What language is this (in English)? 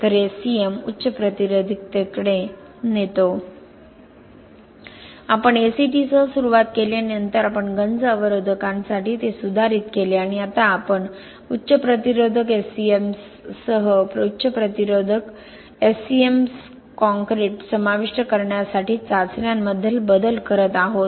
Marathi